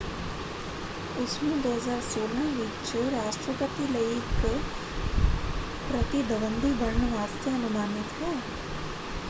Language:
Punjabi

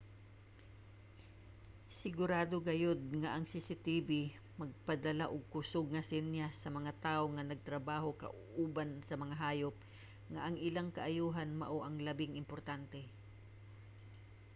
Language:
Cebuano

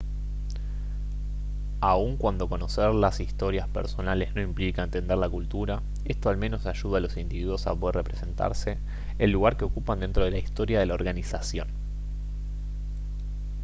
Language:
Spanish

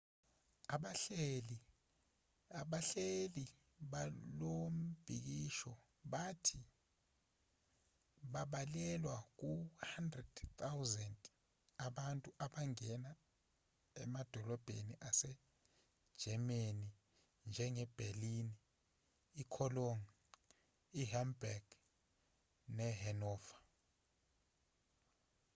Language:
Zulu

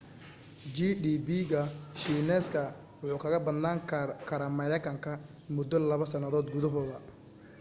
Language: Somali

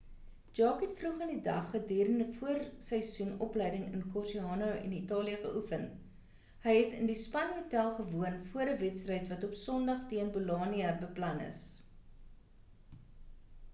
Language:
Afrikaans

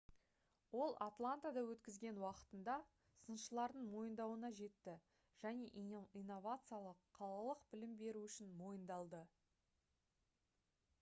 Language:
Kazakh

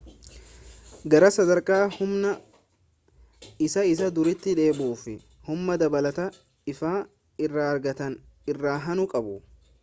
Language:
Oromo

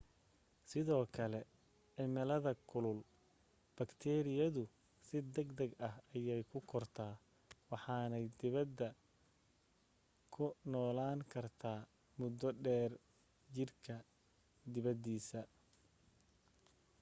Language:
Somali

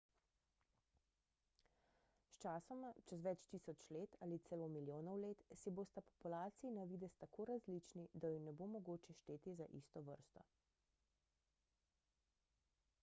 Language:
Slovenian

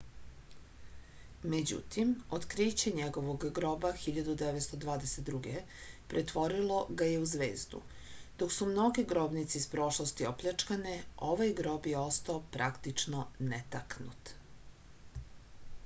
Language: Serbian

